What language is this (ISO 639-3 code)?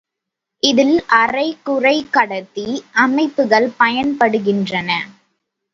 tam